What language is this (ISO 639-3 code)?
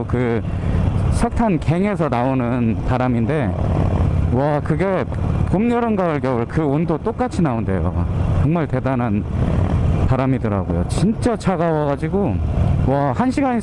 kor